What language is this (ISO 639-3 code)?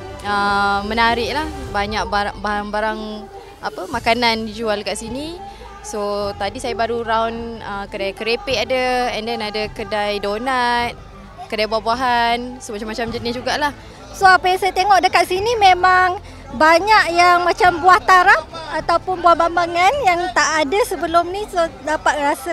msa